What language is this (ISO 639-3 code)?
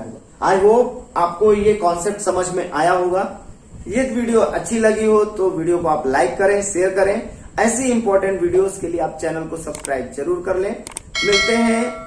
hin